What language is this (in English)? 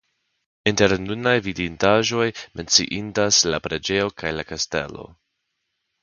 Esperanto